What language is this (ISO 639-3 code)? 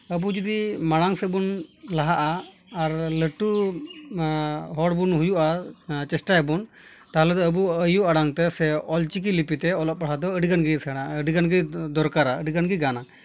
sat